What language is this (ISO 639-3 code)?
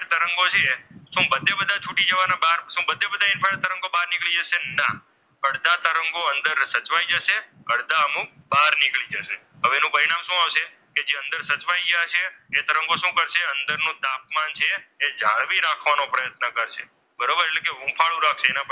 guj